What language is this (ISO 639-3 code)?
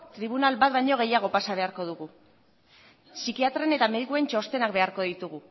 eus